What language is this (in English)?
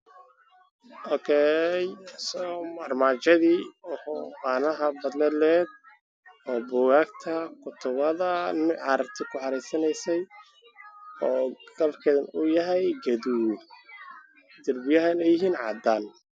Somali